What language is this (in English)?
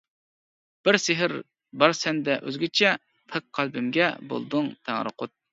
Uyghur